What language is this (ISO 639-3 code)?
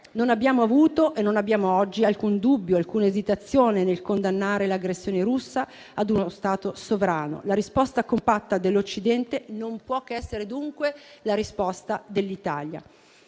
ita